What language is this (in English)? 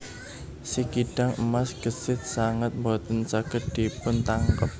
Javanese